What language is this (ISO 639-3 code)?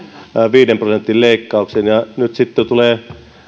fin